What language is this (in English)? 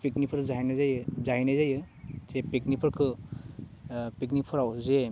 Bodo